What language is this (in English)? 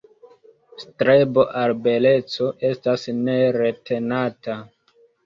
Esperanto